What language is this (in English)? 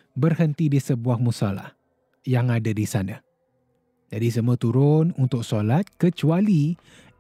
Malay